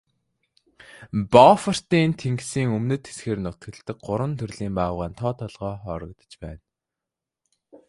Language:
Mongolian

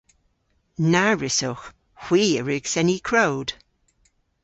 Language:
Cornish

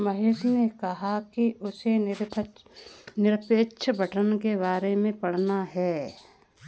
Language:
Hindi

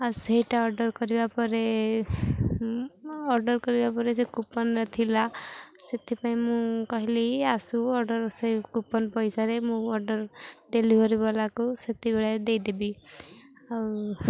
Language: Odia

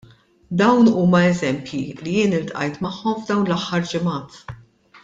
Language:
Maltese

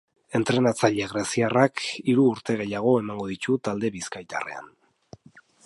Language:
Basque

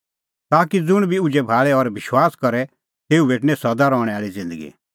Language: Kullu Pahari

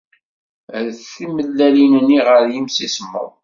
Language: Kabyle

